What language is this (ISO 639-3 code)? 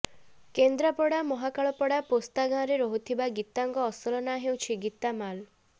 ori